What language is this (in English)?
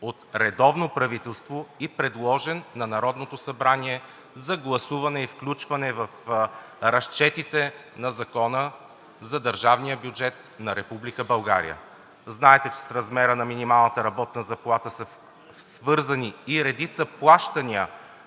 Bulgarian